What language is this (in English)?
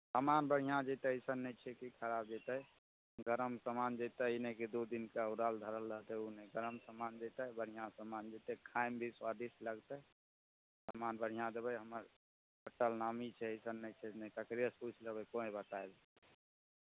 Maithili